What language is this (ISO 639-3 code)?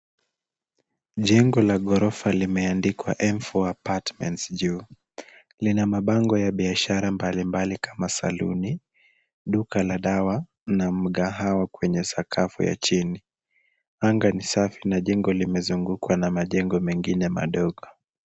swa